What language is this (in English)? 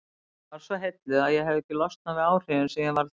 Icelandic